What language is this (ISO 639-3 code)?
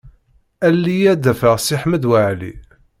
kab